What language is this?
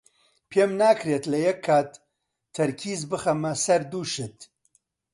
Central Kurdish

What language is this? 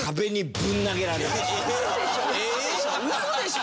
Japanese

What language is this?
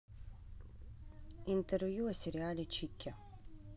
Russian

